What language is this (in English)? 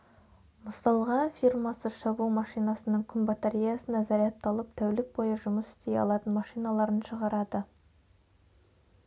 Kazakh